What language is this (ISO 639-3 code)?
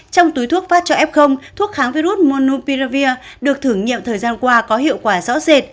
vie